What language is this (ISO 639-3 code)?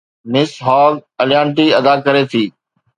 snd